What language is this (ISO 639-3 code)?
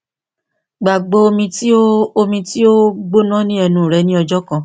yor